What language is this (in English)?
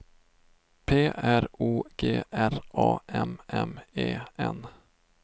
Swedish